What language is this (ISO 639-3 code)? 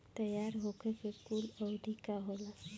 bho